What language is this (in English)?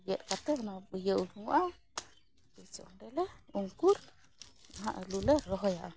Santali